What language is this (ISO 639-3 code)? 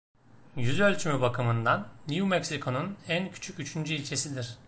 tur